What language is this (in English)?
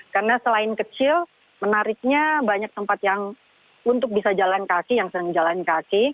Indonesian